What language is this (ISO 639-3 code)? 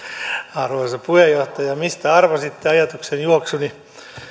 fin